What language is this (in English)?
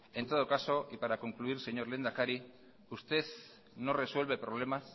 Spanish